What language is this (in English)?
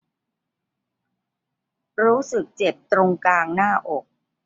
Thai